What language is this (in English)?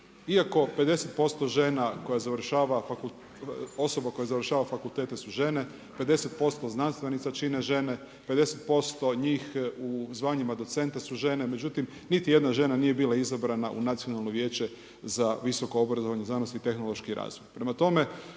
Croatian